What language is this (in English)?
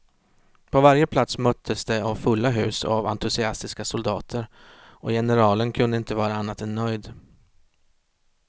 Swedish